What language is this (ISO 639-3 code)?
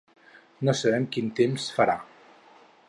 cat